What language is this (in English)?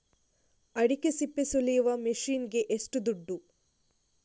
Kannada